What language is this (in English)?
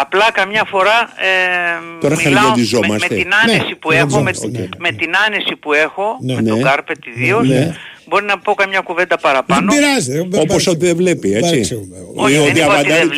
Greek